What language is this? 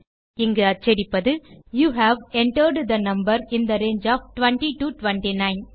Tamil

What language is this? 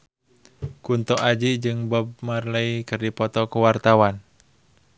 Sundanese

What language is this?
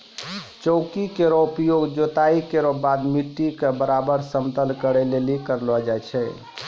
Maithili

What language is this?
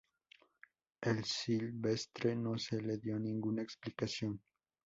Spanish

